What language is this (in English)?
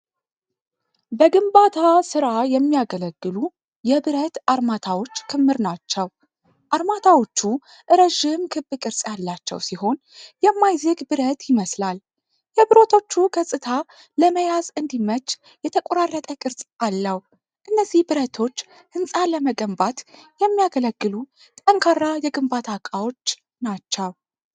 Amharic